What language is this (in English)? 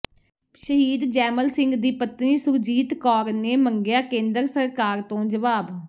Punjabi